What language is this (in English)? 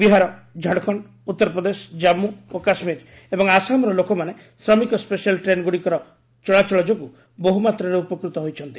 Odia